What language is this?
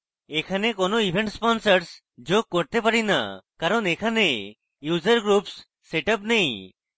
Bangla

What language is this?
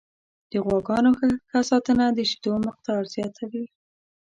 Pashto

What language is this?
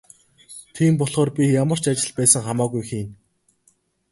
Mongolian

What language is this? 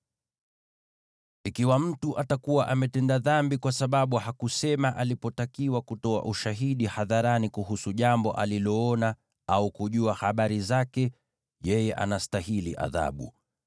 Swahili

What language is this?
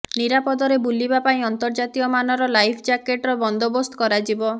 Odia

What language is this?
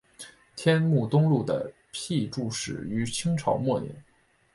Chinese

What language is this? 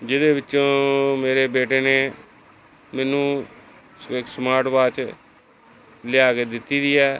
Punjabi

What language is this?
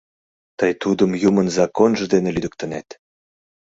Mari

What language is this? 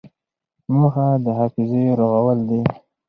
Pashto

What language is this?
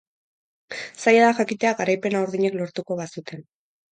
Basque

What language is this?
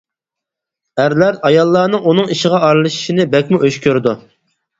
Uyghur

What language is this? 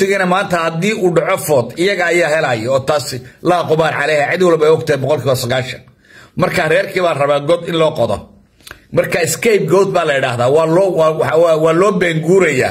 Arabic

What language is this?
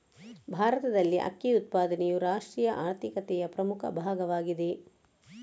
Kannada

